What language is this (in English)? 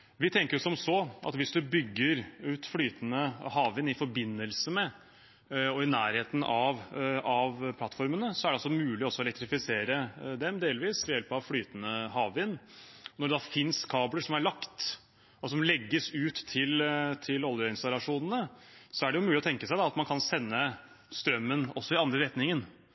Norwegian Bokmål